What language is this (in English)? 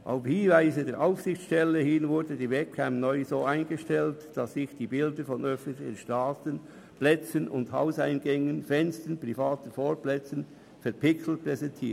Swiss German